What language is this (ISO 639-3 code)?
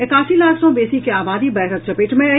mai